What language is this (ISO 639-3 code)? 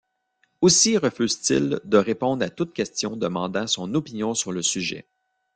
fra